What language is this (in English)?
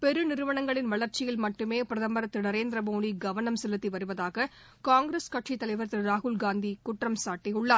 Tamil